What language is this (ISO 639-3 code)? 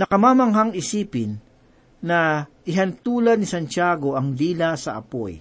fil